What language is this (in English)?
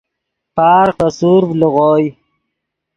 Yidgha